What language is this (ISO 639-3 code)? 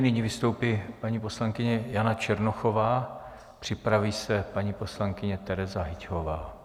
ces